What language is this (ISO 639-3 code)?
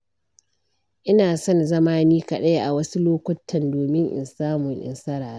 hau